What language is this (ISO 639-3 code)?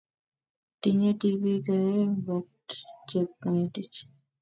kln